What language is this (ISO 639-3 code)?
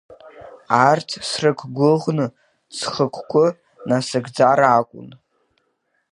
abk